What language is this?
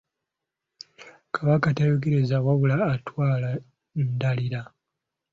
Ganda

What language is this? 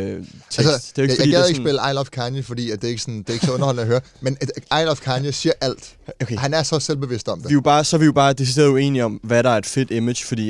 Danish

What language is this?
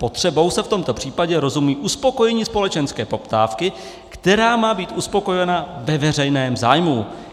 Czech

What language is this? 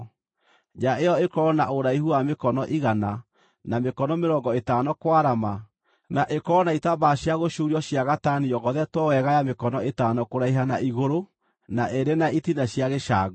Kikuyu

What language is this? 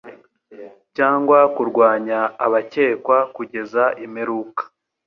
Kinyarwanda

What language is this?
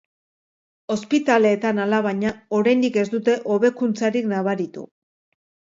Basque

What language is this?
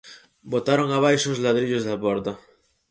Galician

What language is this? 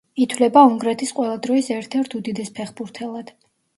Georgian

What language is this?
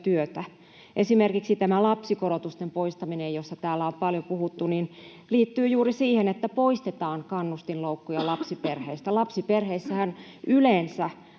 Finnish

